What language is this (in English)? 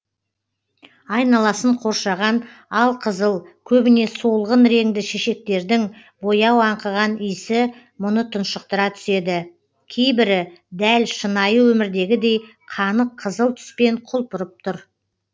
Kazakh